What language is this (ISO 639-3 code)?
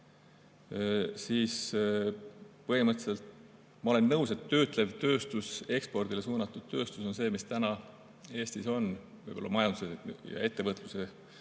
est